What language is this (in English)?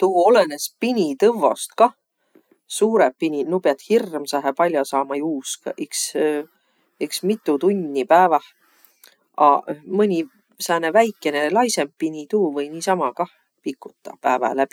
Võro